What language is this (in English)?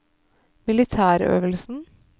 Norwegian